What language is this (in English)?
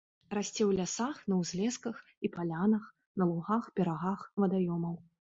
Belarusian